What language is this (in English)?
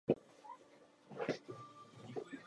Czech